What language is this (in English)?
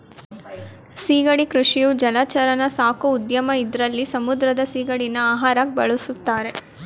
Kannada